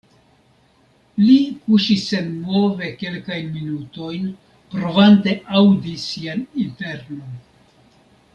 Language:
Esperanto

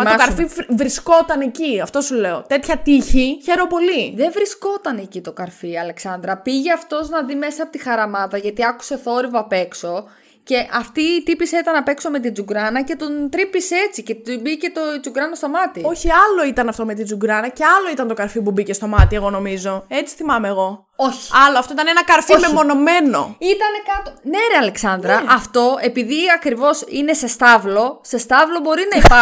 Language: Greek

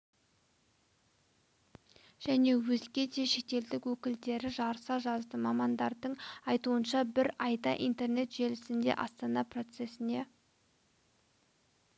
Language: Kazakh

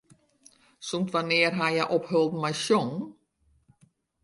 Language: Western Frisian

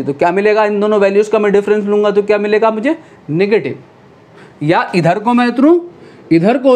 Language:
Hindi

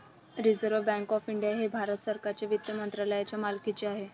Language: Marathi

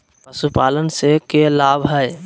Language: Magahi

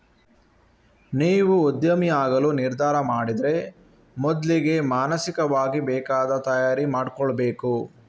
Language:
Kannada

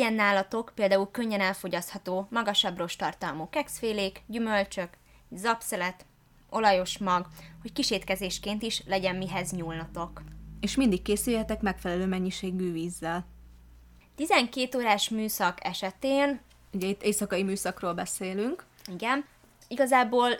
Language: Hungarian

